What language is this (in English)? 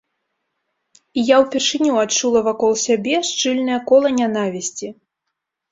Belarusian